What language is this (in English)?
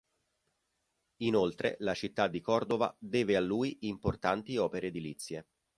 Italian